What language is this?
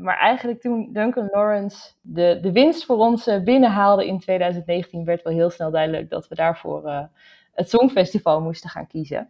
Dutch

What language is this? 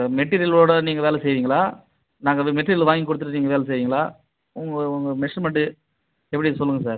Tamil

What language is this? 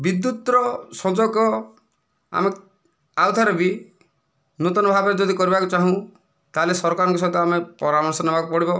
Odia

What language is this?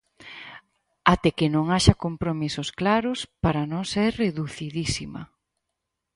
Galician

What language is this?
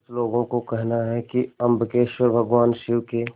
Hindi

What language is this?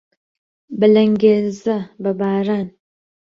Central Kurdish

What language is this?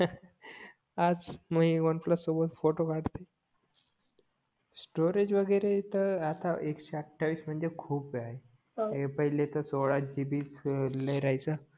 Marathi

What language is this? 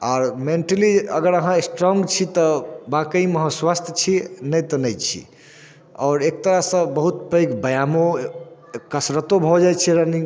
Maithili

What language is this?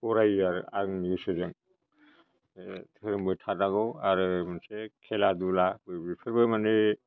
Bodo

